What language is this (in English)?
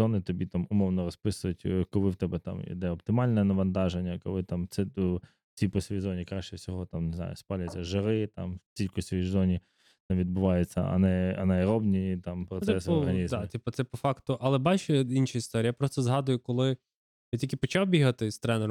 Ukrainian